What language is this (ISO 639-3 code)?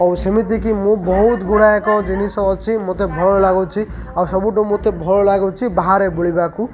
ori